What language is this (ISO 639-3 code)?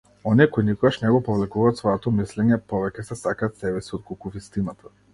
mkd